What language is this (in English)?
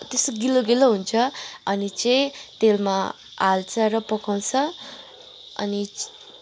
Nepali